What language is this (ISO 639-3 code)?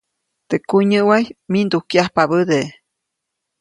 zoc